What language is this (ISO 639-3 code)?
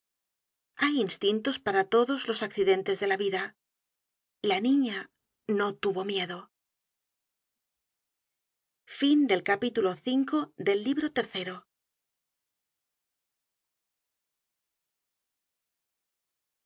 spa